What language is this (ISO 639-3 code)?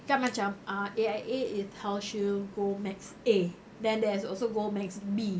eng